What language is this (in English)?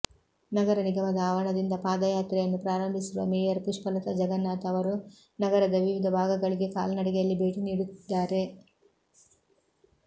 Kannada